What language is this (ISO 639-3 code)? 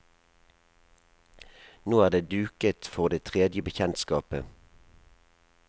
nor